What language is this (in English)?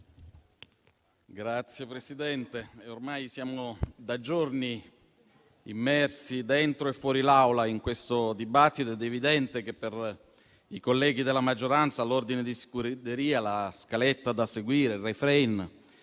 Italian